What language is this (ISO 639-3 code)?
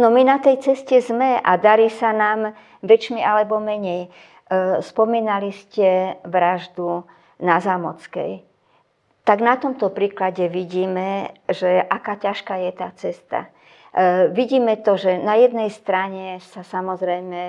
slk